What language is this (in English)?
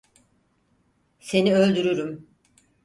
Turkish